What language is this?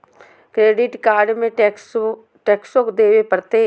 Magahi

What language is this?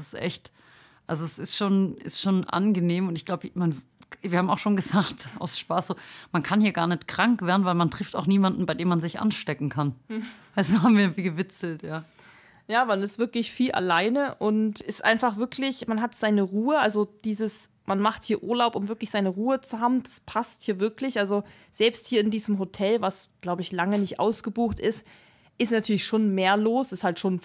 German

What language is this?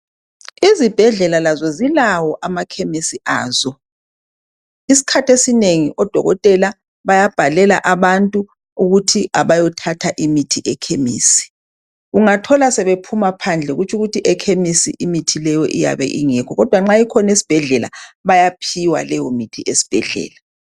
North Ndebele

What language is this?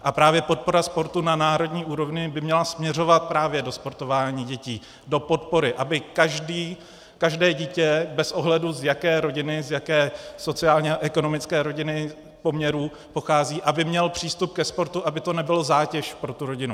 Czech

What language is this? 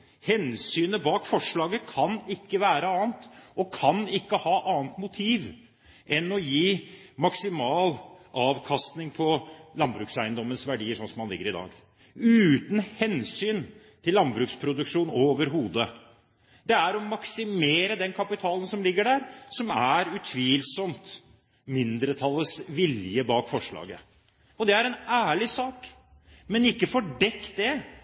Norwegian Bokmål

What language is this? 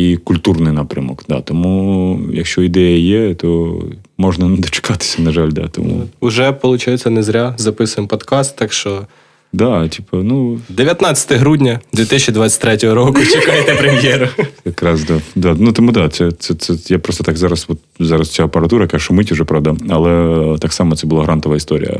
Ukrainian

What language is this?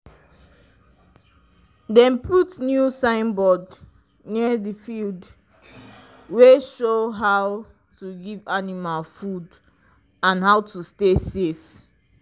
Nigerian Pidgin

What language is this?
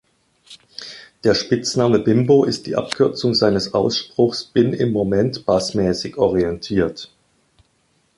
German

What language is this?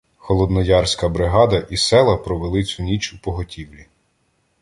Ukrainian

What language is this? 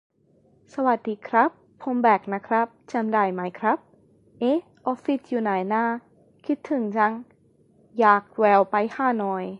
Thai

